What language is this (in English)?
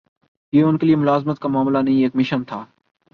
Urdu